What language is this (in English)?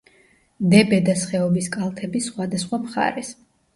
Georgian